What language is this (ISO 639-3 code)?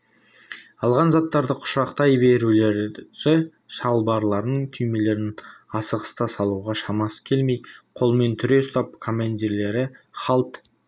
kaz